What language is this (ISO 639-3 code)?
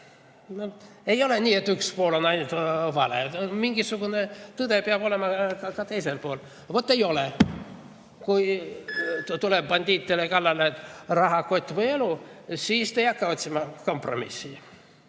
est